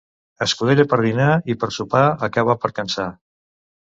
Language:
Catalan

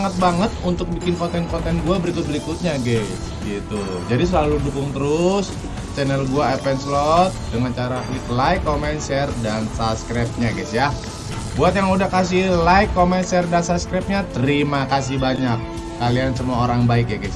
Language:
Indonesian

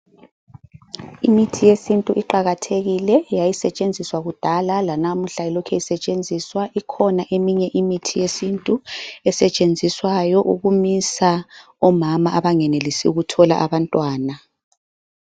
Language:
North Ndebele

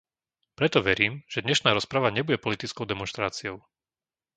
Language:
Slovak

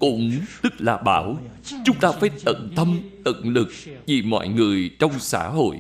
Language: Vietnamese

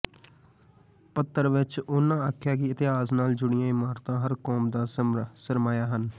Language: Punjabi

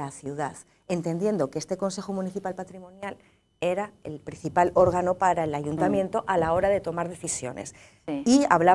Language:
Spanish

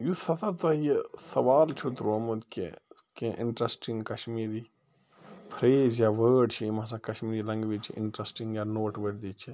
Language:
Kashmiri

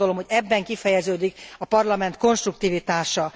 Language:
Hungarian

